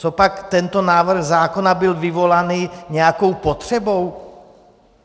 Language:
Czech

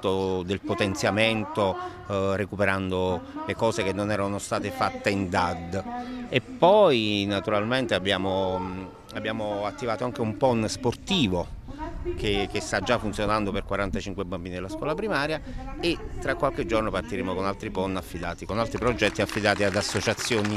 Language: Italian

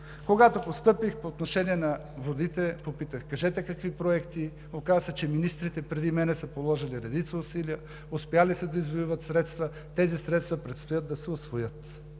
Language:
Bulgarian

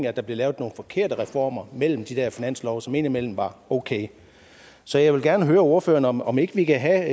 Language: Danish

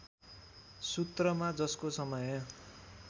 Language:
Nepali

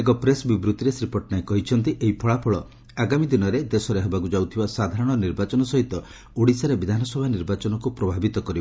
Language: Odia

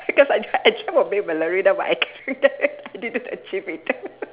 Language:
English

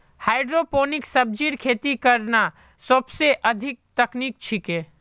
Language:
Magahi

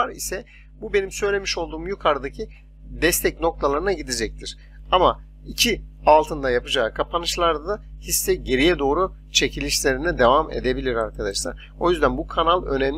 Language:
Turkish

